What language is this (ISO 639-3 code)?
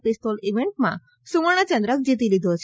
guj